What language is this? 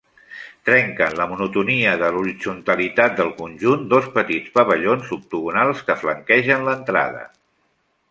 Catalan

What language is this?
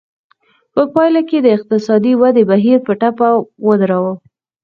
Pashto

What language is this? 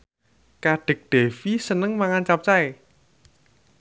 Javanese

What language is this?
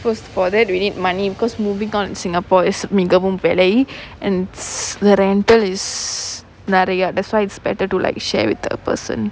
English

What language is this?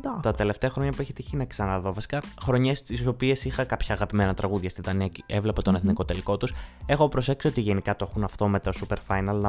Greek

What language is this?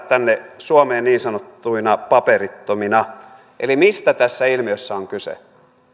Finnish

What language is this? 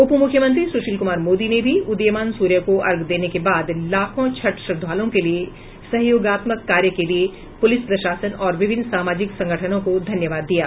Hindi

